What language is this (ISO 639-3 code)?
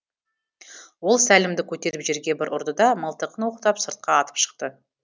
kaz